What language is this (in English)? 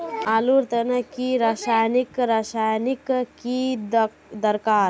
Magahi